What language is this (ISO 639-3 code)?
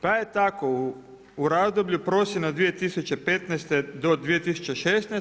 hrv